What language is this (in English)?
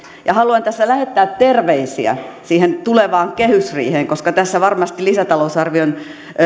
Finnish